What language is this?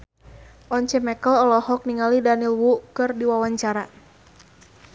Sundanese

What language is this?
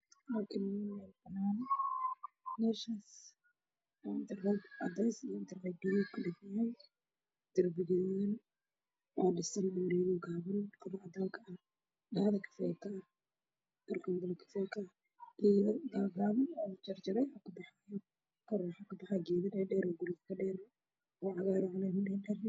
Somali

